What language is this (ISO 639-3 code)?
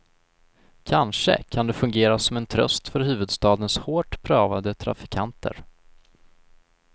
swe